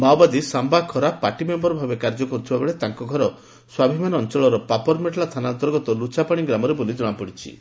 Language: Odia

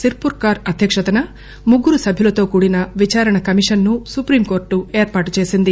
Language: Telugu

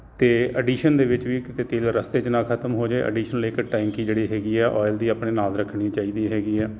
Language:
Punjabi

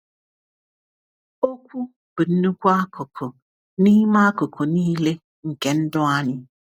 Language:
Igbo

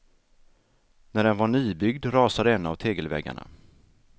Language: Swedish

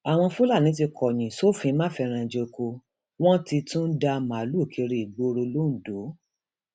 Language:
Yoruba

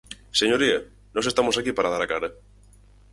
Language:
Galician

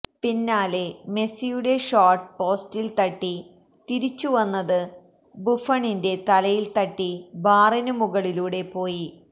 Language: Malayalam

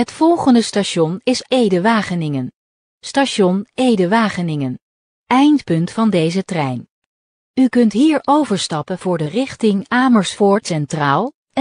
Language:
Dutch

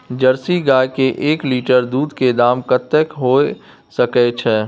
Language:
Maithili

